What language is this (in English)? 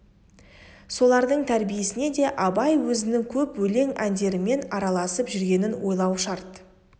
Kazakh